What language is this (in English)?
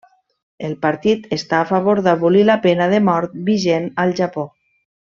Catalan